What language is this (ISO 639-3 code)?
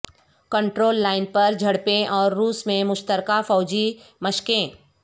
urd